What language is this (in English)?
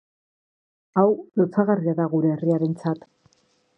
Basque